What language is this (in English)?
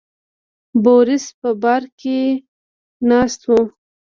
Pashto